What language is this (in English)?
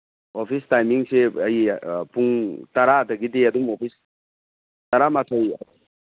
Manipuri